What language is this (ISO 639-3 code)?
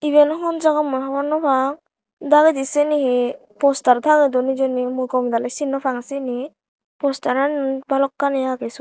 ccp